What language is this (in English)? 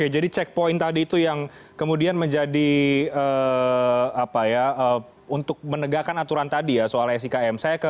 Indonesian